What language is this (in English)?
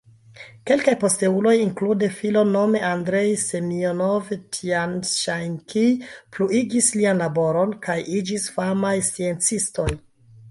Esperanto